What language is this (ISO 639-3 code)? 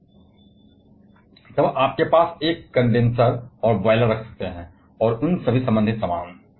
hin